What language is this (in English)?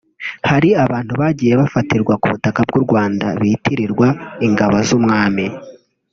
Kinyarwanda